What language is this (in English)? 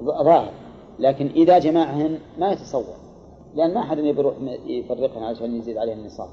Arabic